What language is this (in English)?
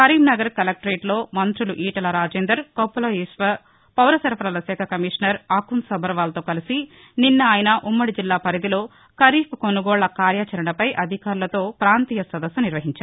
Telugu